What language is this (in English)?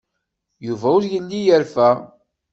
Kabyle